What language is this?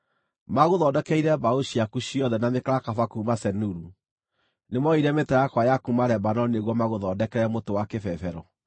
Kikuyu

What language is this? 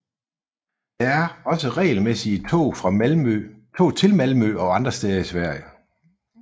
Danish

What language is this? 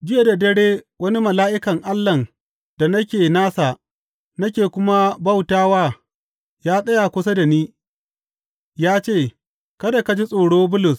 Hausa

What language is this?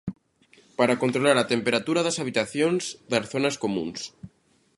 Galician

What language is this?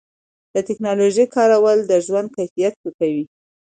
Pashto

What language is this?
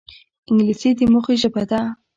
Pashto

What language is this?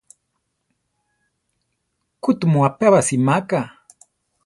Central Tarahumara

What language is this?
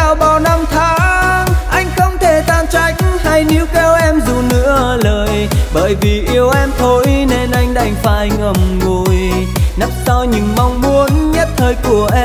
Vietnamese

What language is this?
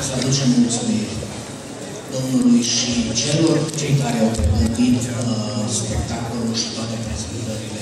Romanian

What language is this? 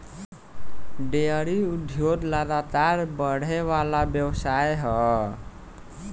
Bhojpuri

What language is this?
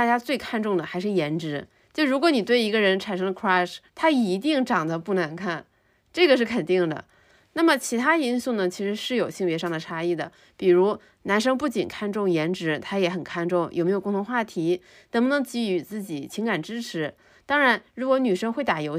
Chinese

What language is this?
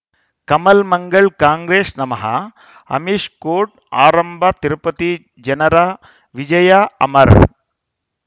Kannada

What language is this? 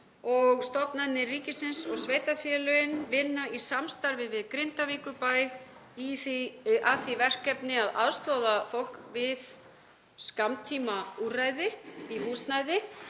Icelandic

